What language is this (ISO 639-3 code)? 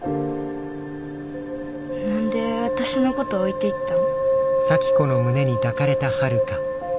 jpn